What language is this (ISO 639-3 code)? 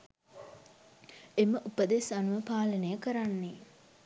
sin